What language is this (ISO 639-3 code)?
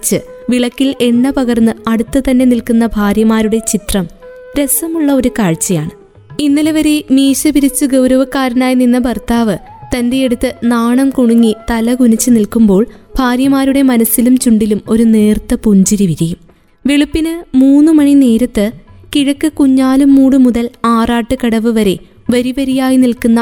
mal